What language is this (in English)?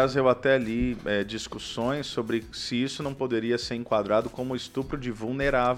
Portuguese